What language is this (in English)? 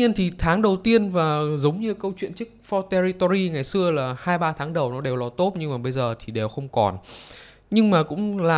Vietnamese